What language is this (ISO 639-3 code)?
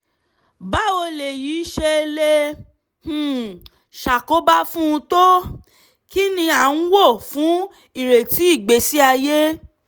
yor